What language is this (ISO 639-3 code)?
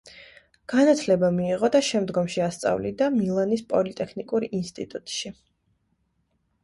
kat